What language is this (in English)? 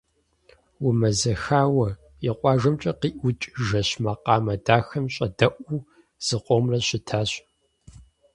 Kabardian